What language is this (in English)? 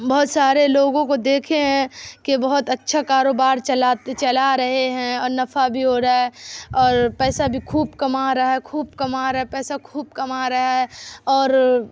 Urdu